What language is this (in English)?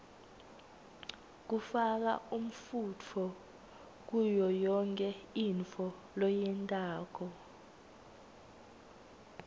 Swati